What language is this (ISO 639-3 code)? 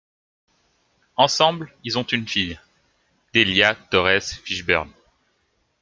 fra